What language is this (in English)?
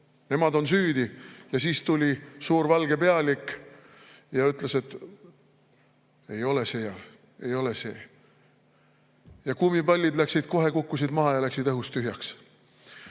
Estonian